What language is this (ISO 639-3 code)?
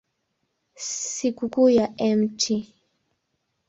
swa